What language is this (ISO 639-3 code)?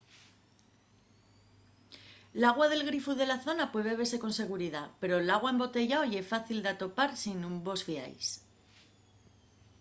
ast